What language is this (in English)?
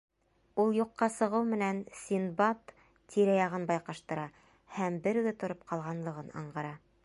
Bashkir